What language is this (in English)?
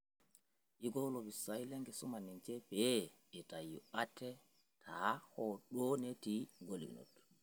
Masai